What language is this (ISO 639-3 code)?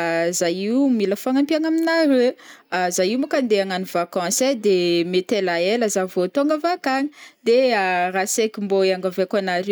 bmm